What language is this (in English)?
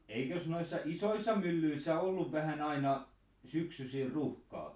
Finnish